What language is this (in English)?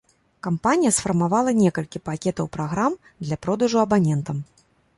Belarusian